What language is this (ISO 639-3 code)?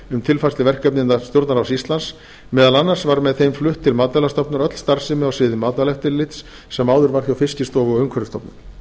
isl